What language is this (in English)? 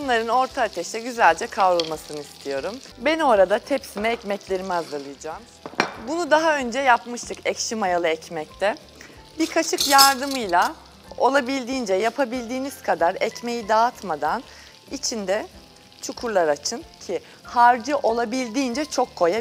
Turkish